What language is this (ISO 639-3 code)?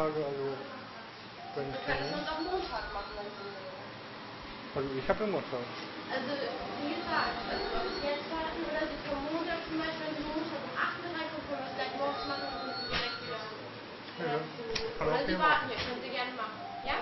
deu